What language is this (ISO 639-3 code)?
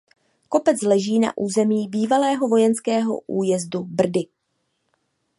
ces